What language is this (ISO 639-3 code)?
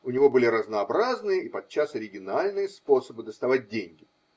rus